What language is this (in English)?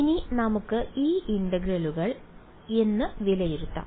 Malayalam